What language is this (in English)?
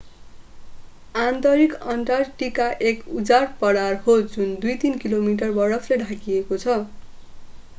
Nepali